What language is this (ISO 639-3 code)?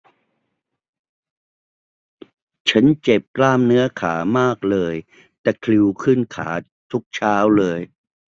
tha